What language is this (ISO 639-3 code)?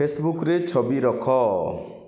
ori